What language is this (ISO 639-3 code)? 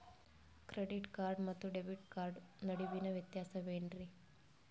kan